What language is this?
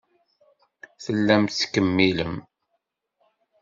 Kabyle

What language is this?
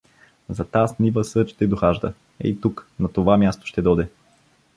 Bulgarian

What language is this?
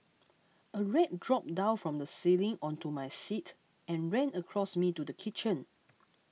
English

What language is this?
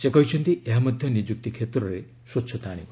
Odia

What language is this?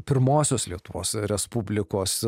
Lithuanian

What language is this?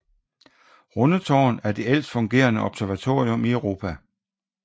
Danish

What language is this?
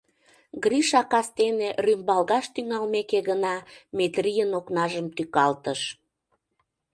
Mari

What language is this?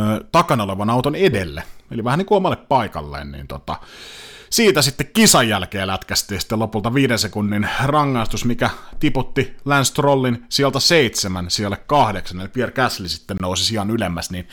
Finnish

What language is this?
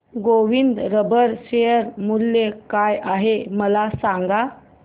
Marathi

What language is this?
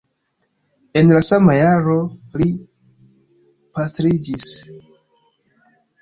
Esperanto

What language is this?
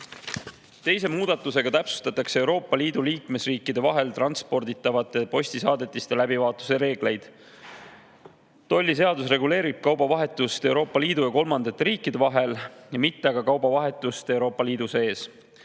Estonian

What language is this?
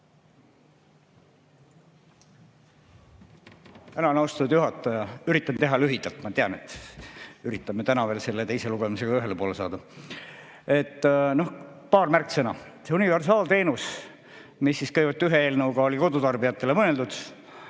Estonian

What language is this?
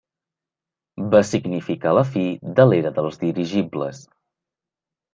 Catalan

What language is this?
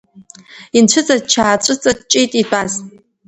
Abkhazian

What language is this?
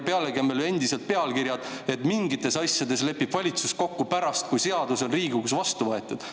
Estonian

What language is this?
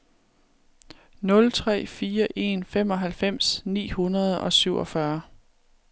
Danish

